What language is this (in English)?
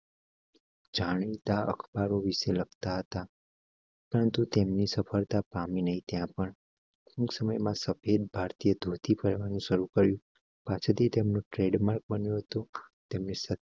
Gujarati